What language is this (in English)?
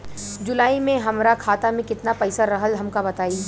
Bhojpuri